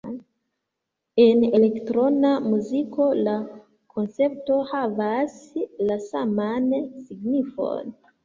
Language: Esperanto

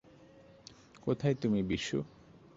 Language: Bangla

